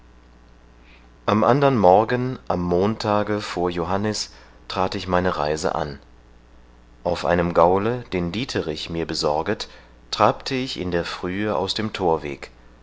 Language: German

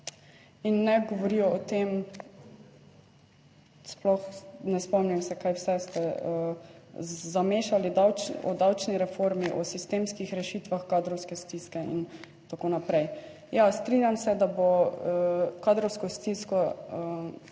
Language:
Slovenian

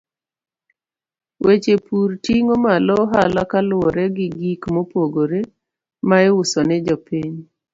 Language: Luo (Kenya and Tanzania)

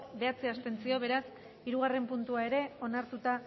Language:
Basque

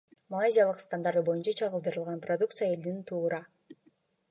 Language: Kyrgyz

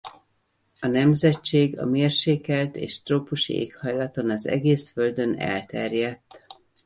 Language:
Hungarian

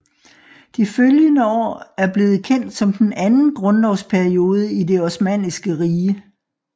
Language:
Danish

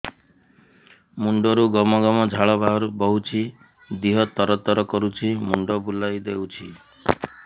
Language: Odia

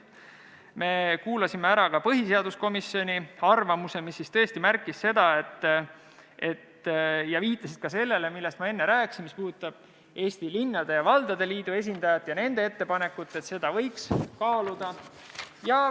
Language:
Estonian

